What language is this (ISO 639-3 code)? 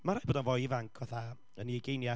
cym